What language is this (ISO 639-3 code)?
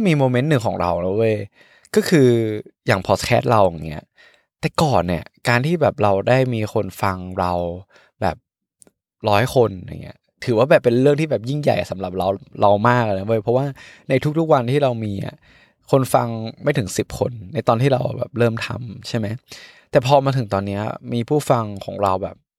tha